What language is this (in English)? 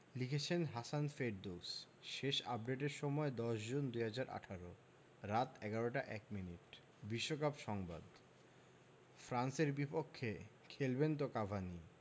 Bangla